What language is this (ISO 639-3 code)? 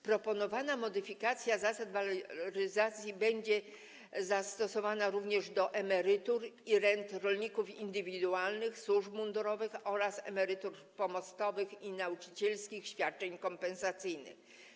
pol